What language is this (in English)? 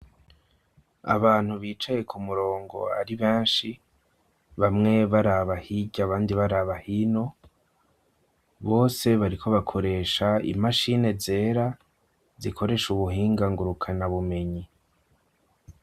Rundi